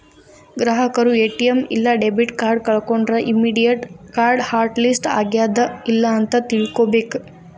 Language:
Kannada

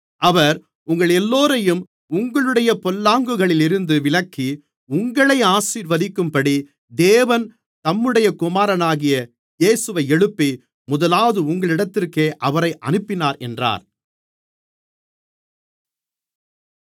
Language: Tamil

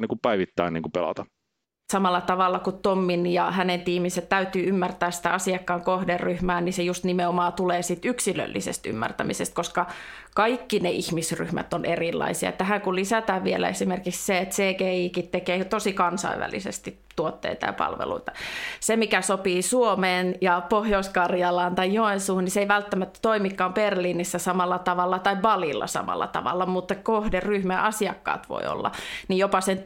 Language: Finnish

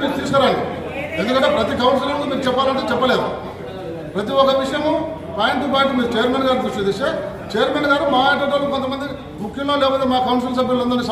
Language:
Telugu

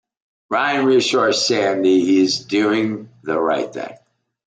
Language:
English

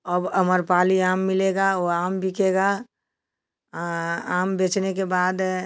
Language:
Hindi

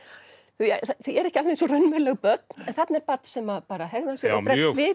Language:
Icelandic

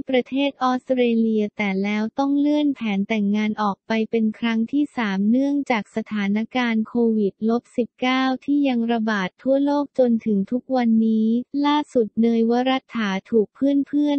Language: Thai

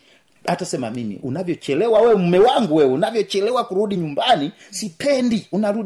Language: Swahili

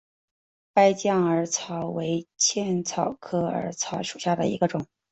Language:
Chinese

